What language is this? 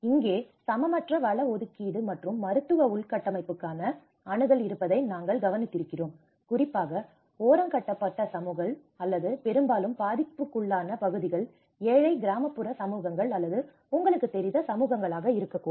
Tamil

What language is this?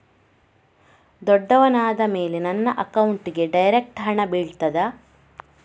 Kannada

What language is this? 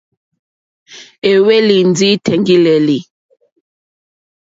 Mokpwe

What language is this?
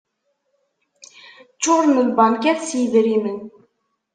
Kabyle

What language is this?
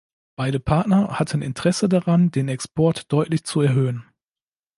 German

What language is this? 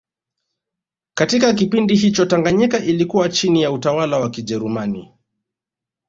Swahili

